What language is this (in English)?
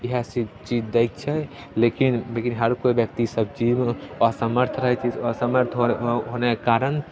Maithili